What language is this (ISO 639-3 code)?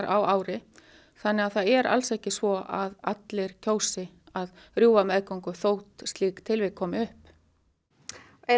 isl